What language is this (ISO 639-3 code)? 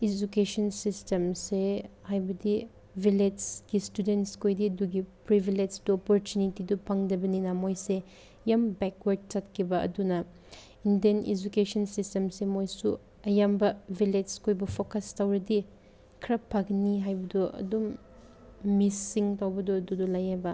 mni